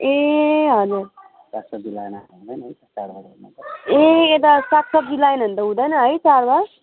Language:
Nepali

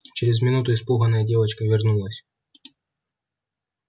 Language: Russian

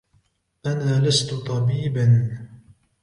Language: Arabic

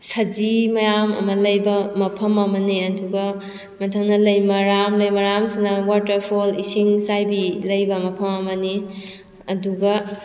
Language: Manipuri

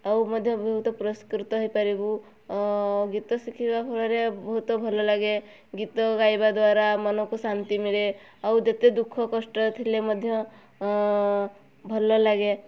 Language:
Odia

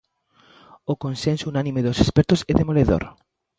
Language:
Galician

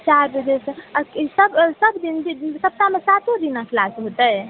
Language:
Maithili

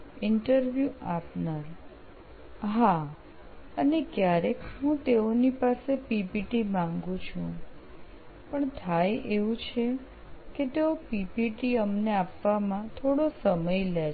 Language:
Gujarati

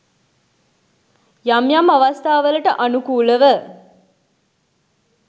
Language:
Sinhala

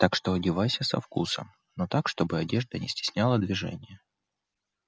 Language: Russian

